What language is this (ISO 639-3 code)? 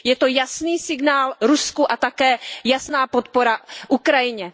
ces